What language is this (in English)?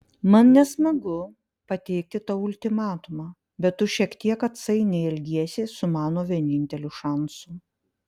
Lithuanian